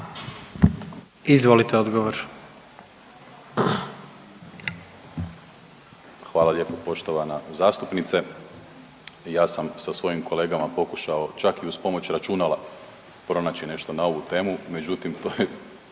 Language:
Croatian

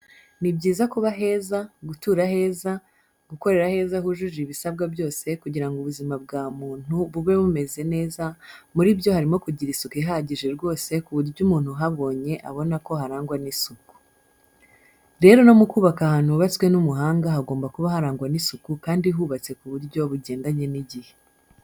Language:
Kinyarwanda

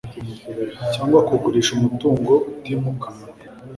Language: Kinyarwanda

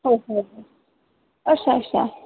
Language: Dogri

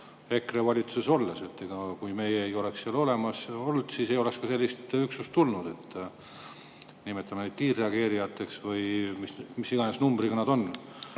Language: Estonian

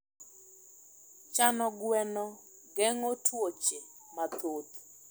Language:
Luo (Kenya and Tanzania)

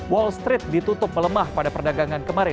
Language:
Indonesian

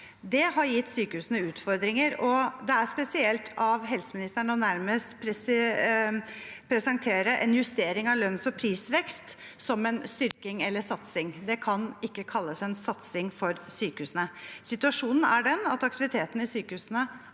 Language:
Norwegian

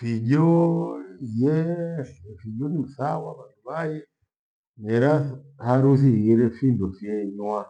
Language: Gweno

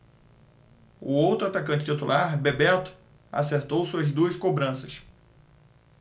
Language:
Portuguese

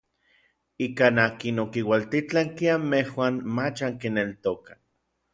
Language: Orizaba Nahuatl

